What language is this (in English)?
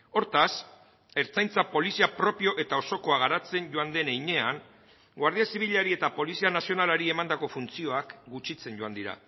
Basque